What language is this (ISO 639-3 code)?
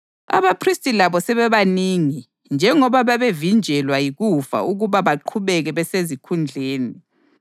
nde